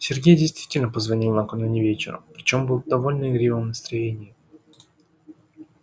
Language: Russian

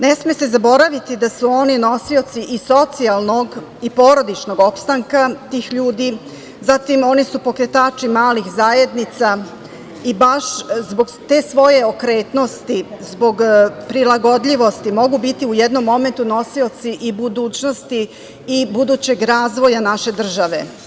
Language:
Serbian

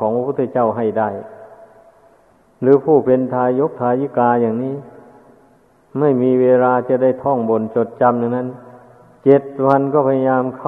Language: Thai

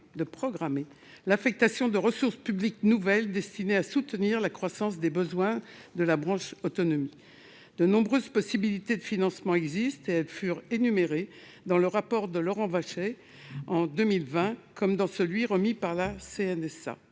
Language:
French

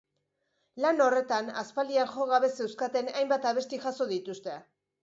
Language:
Basque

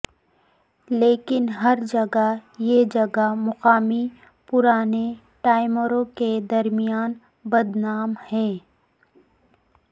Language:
Urdu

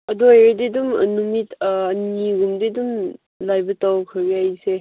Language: Manipuri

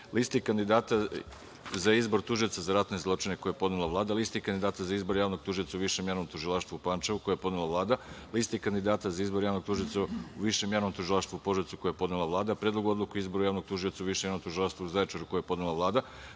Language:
Serbian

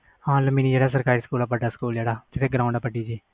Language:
Punjabi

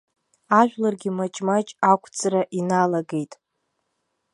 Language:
Abkhazian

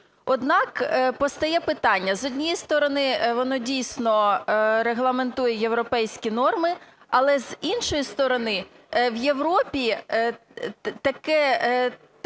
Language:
Ukrainian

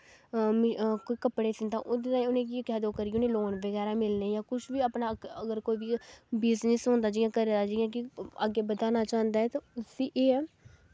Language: Dogri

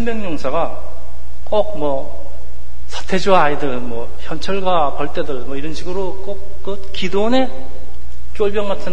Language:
Korean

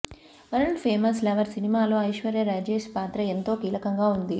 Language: Telugu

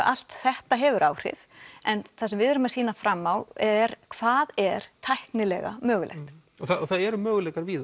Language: Icelandic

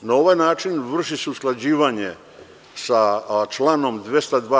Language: Serbian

